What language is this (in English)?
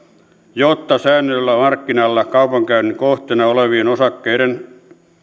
Finnish